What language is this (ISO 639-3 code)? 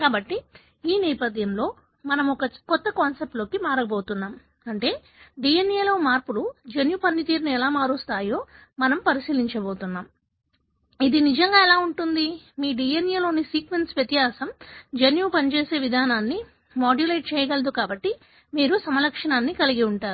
tel